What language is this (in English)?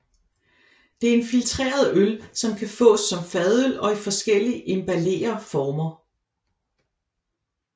Danish